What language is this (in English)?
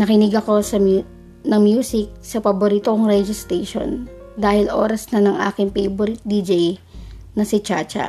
Filipino